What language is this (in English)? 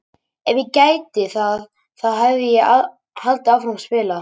Icelandic